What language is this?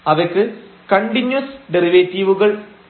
Malayalam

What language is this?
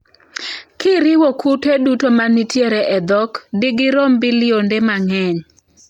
Luo (Kenya and Tanzania)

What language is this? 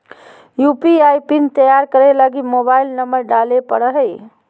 Magahi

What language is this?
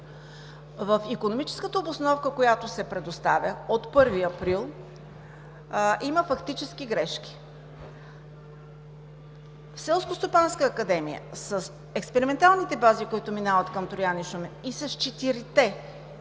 Bulgarian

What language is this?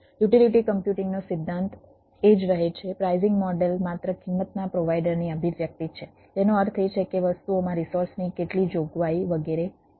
Gujarati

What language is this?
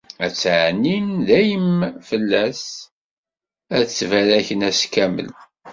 Kabyle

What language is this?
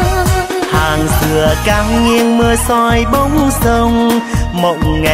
Vietnamese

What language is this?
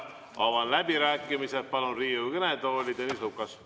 Estonian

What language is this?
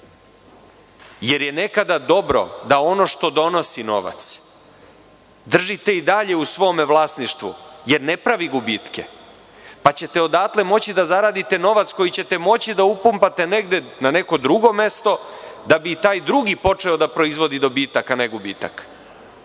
Serbian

